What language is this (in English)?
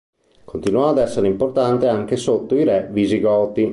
Italian